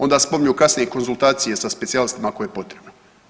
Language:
Croatian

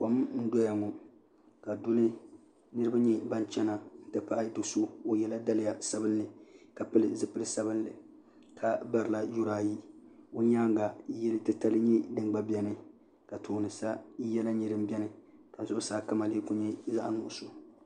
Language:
Dagbani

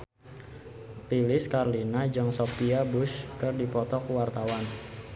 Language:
Sundanese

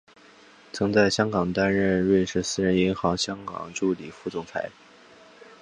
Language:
Chinese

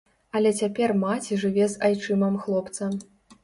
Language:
Belarusian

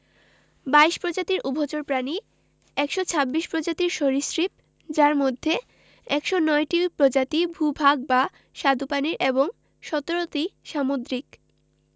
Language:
Bangla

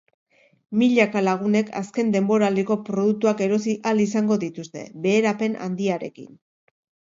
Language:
Basque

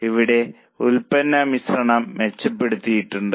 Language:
Malayalam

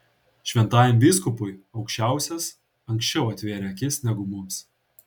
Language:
Lithuanian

